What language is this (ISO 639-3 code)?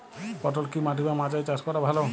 ben